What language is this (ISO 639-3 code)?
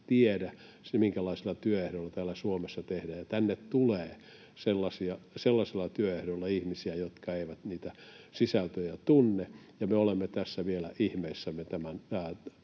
fin